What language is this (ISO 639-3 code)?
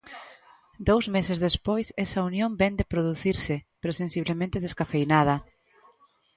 glg